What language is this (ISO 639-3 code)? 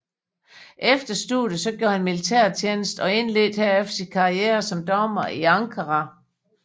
dan